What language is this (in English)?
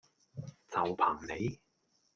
Cantonese